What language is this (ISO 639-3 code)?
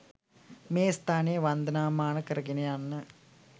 sin